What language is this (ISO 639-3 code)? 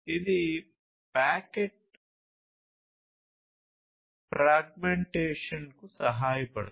tel